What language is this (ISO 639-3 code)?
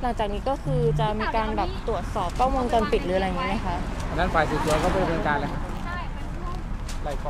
tha